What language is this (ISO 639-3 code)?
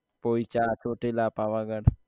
guj